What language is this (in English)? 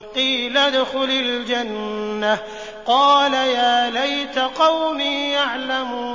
Arabic